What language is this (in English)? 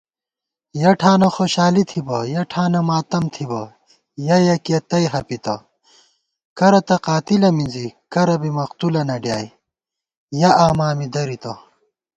Gawar-Bati